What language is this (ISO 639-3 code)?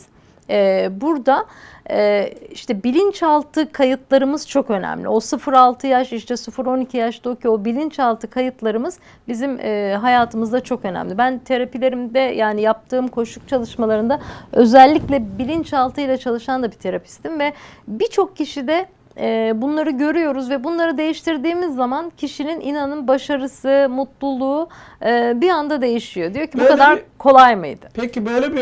tur